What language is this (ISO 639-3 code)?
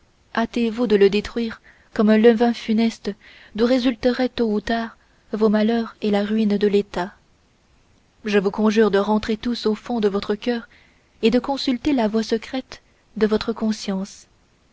fra